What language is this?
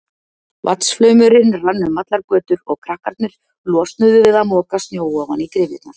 Icelandic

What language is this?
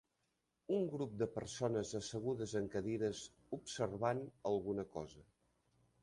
Catalan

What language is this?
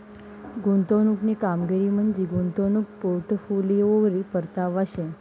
Marathi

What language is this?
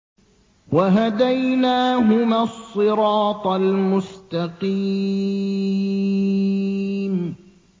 Arabic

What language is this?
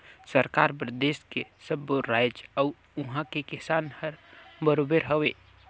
Chhattisgarhi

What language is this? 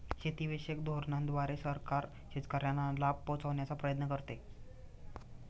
Marathi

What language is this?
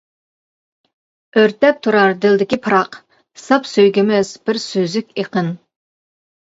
Uyghur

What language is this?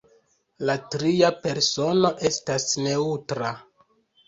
Esperanto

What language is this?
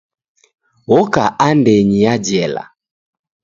Taita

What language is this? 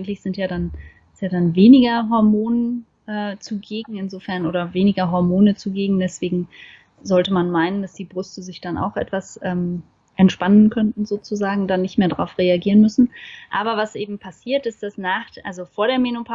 German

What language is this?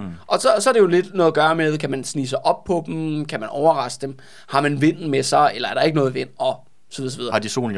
Danish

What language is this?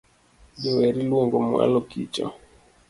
Luo (Kenya and Tanzania)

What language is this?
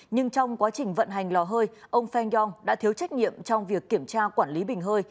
Vietnamese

